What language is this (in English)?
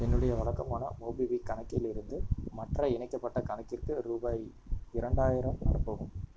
Tamil